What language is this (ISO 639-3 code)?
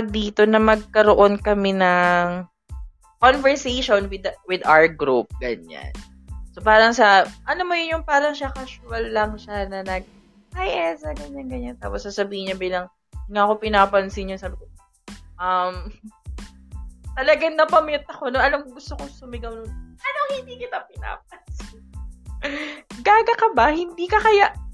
fil